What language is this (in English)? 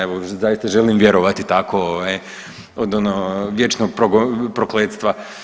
Croatian